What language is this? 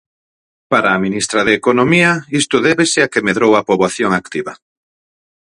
Galician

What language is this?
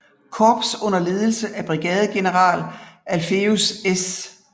Danish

